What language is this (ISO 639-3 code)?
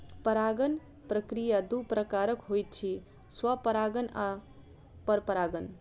mai